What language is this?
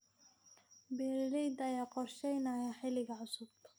Somali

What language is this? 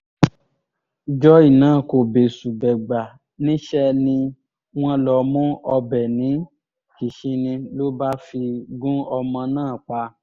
Yoruba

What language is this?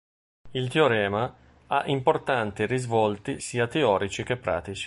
Italian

